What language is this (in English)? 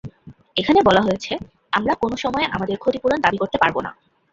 Bangla